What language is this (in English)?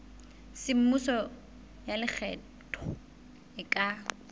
Southern Sotho